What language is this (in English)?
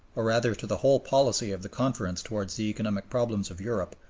English